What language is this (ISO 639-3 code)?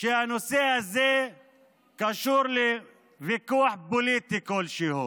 heb